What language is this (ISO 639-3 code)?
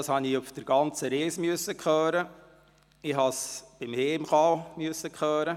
gsw